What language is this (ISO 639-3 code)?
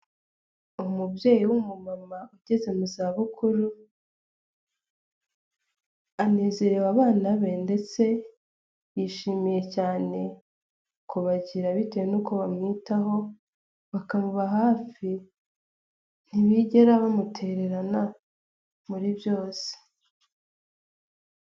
kin